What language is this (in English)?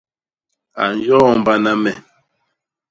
Basaa